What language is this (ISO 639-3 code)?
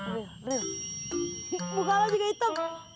ind